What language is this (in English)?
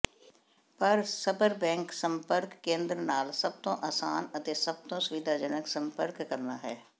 Punjabi